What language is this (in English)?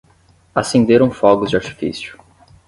Portuguese